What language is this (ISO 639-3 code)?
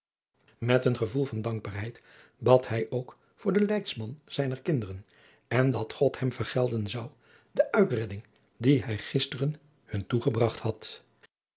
nld